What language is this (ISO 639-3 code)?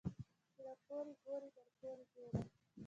pus